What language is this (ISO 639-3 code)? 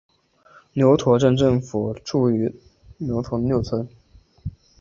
zho